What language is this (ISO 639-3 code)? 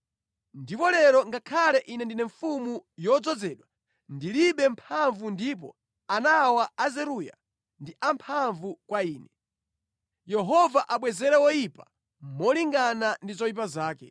nya